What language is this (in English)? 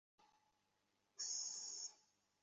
Bangla